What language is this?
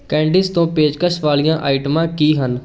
Punjabi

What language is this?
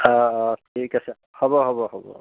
Assamese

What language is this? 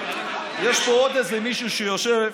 Hebrew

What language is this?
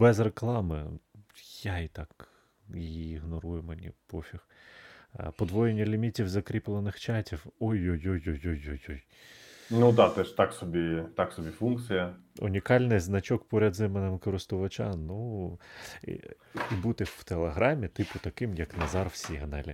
Ukrainian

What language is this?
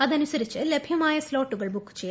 Malayalam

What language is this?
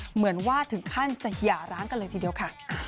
Thai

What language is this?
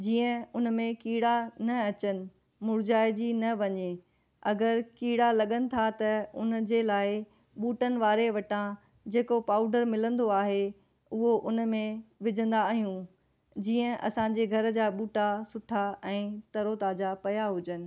Sindhi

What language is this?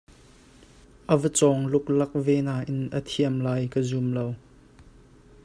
Hakha Chin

